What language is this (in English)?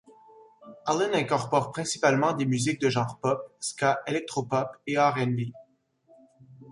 French